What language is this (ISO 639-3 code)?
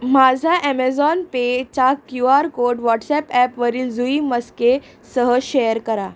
mar